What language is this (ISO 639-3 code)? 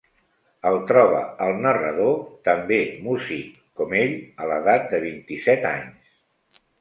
cat